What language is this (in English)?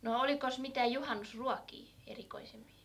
Finnish